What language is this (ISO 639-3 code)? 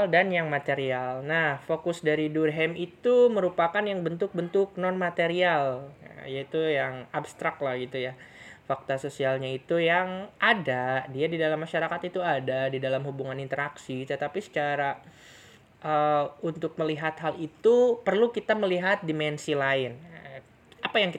ind